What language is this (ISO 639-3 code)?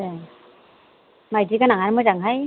brx